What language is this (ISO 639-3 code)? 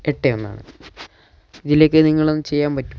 mal